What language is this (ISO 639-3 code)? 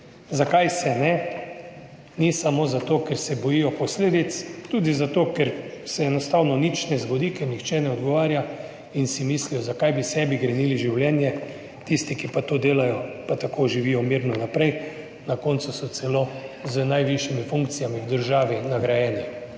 slv